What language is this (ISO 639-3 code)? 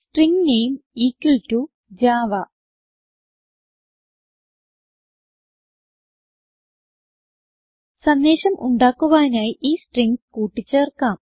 mal